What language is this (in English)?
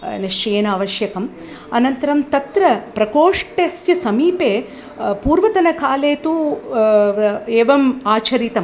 Sanskrit